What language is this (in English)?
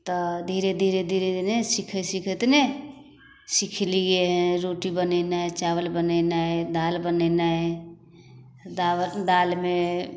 Maithili